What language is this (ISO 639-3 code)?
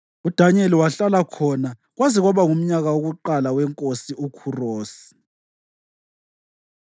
nde